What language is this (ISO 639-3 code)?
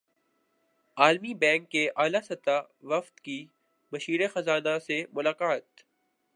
urd